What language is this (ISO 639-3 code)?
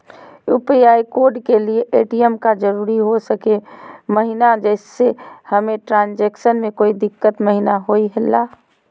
mag